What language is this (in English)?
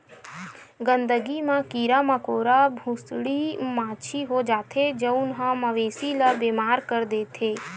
Chhattisgarhi